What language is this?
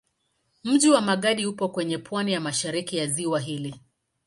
Swahili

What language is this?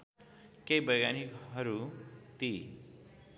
Nepali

